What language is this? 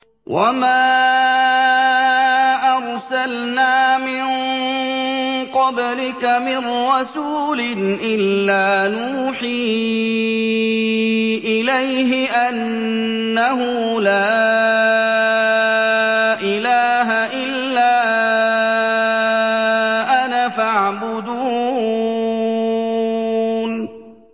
Arabic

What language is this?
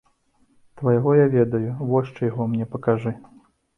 Belarusian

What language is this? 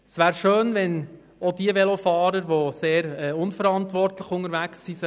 Swiss German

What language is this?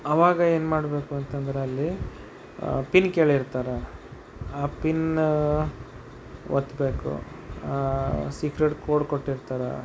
Kannada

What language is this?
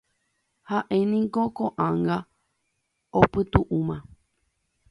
Guarani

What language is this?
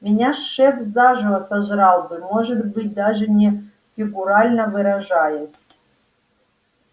Russian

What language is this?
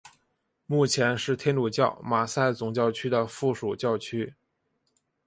Chinese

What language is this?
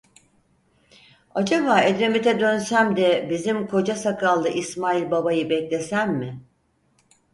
Turkish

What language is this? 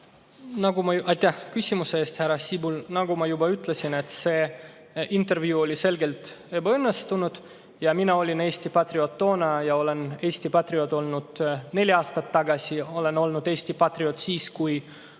Estonian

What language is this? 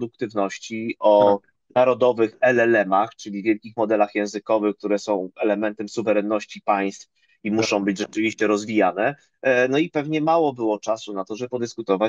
Polish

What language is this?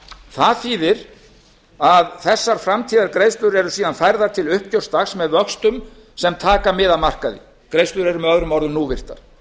Icelandic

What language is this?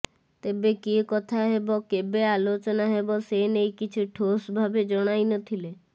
Odia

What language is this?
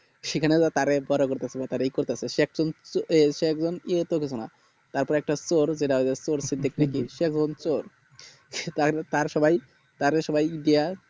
Bangla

